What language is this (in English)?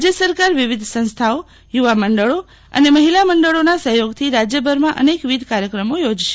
Gujarati